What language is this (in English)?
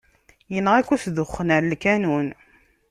Kabyle